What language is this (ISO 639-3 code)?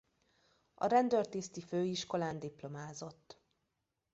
hun